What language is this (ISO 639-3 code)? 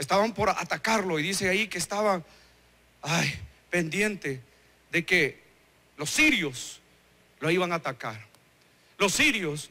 spa